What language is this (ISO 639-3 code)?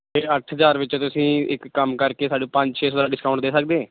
pan